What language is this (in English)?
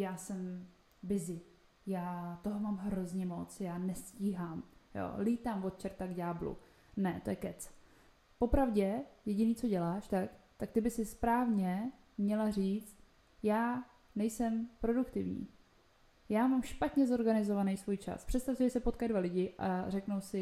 Czech